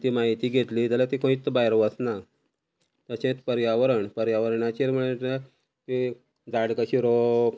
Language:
Konkani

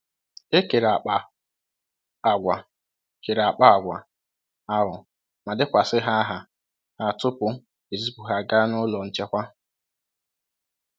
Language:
Igbo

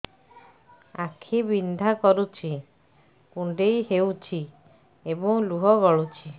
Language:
Odia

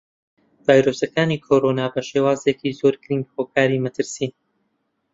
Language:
Central Kurdish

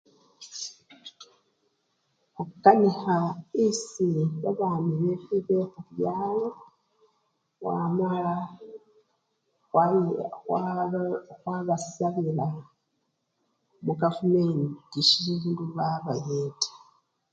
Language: Luyia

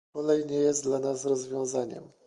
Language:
Polish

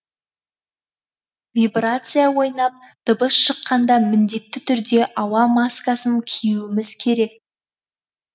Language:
Kazakh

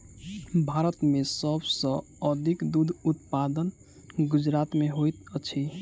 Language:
Maithili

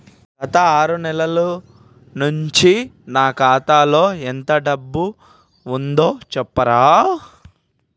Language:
Telugu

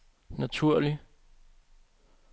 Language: Danish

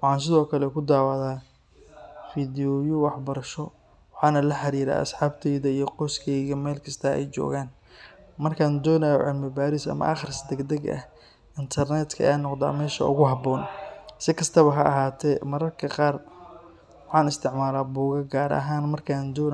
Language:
Somali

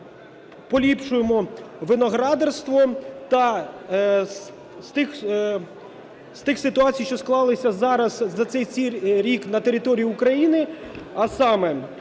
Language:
Ukrainian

